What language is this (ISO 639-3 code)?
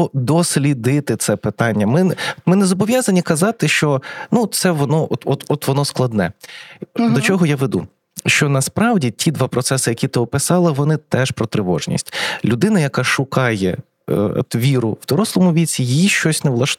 ukr